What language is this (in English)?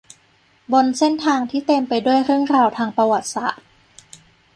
Thai